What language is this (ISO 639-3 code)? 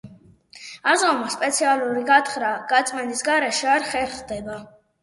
kat